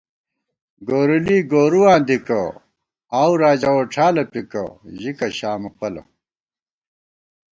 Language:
Gawar-Bati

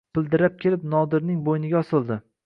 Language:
Uzbek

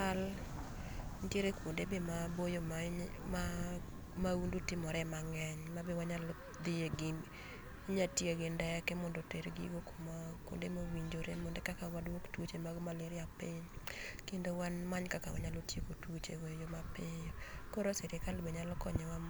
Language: Luo (Kenya and Tanzania)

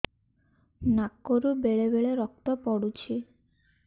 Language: Odia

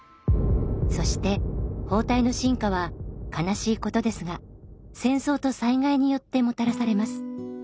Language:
Japanese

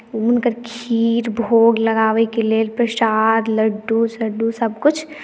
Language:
Maithili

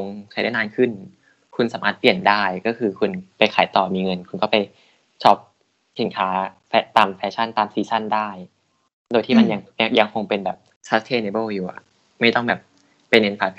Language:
Thai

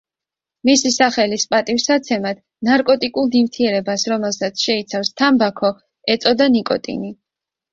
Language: Georgian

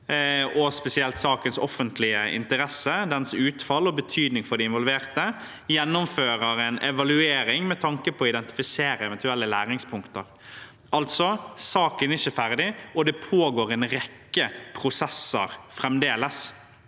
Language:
Norwegian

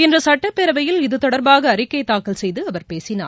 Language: Tamil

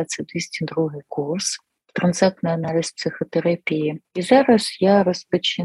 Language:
Ukrainian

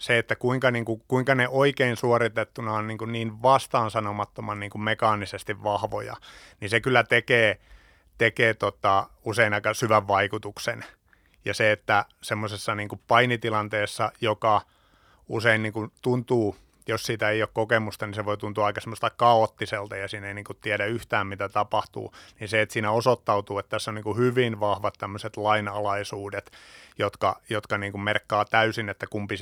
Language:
Finnish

